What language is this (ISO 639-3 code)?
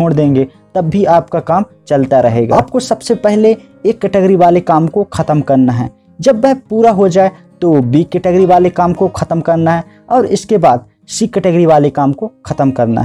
hin